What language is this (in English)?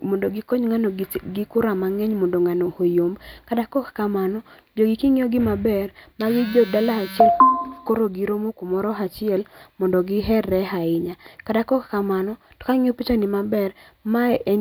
Luo (Kenya and Tanzania)